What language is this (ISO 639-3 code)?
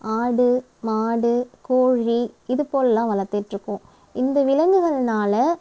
tam